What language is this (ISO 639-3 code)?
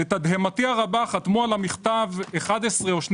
heb